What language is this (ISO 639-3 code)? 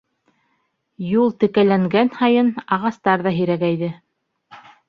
bak